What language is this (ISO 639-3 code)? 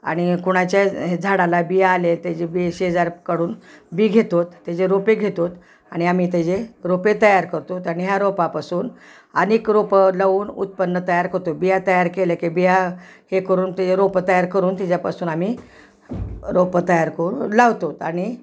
mar